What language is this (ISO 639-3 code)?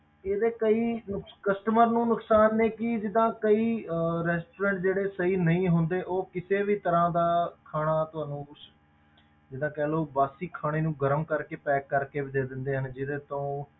pan